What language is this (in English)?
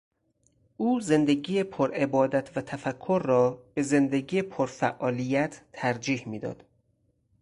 Persian